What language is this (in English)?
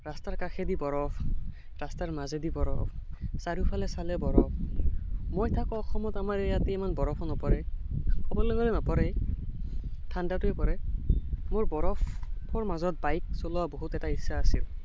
Assamese